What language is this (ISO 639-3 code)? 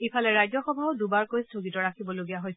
asm